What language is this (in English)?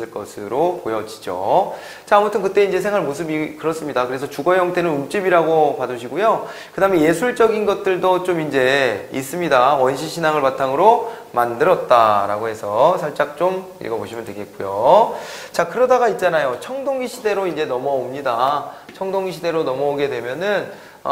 Korean